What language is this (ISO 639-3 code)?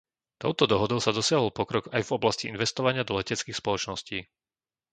slk